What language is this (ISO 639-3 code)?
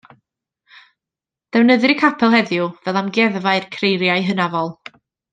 cym